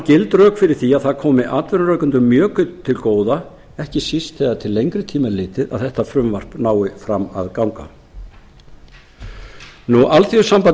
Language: Icelandic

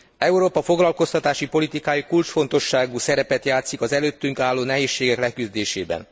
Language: Hungarian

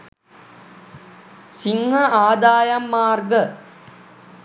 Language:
Sinhala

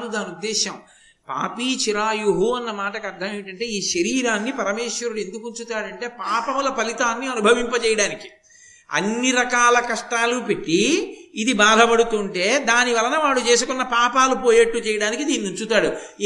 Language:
Telugu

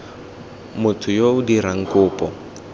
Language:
Tswana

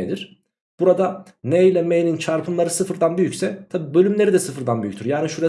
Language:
Turkish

